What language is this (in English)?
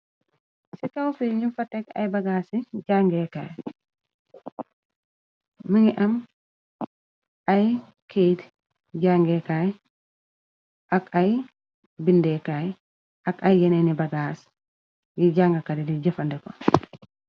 Wolof